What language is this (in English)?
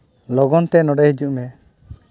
Santali